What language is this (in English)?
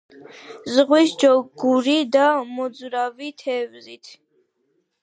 Georgian